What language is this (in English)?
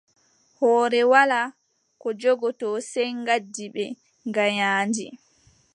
Adamawa Fulfulde